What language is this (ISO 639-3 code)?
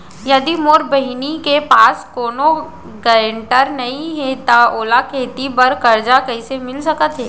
hne